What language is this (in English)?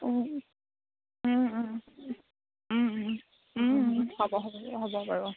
Assamese